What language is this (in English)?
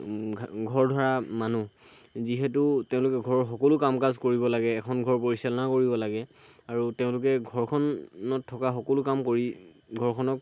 Assamese